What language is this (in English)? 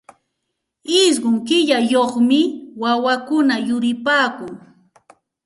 Santa Ana de Tusi Pasco Quechua